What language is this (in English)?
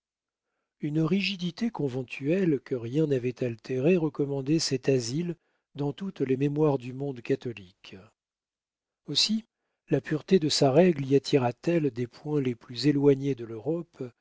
French